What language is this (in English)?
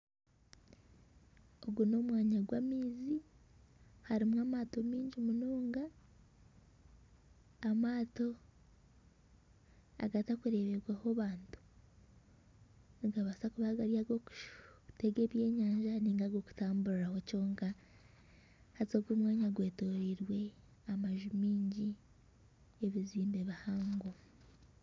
Nyankole